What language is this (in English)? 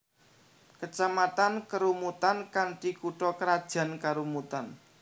Javanese